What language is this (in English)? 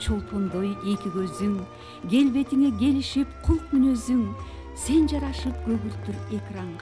Turkish